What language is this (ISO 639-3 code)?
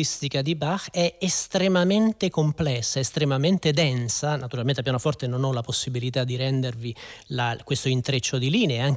ita